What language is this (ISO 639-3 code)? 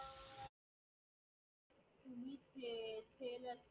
mar